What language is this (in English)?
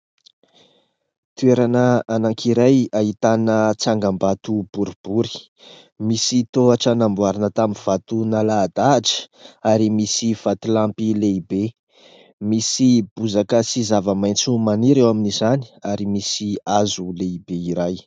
Malagasy